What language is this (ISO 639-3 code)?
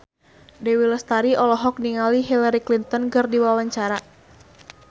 sun